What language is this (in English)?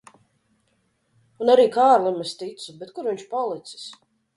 Latvian